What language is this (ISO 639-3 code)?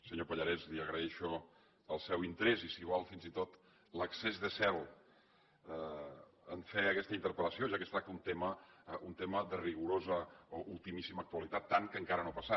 cat